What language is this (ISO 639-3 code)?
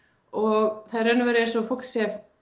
isl